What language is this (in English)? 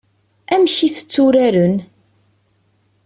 Kabyle